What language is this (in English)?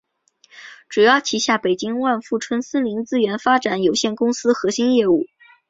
Chinese